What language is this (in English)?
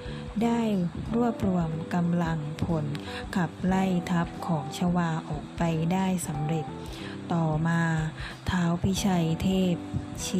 Thai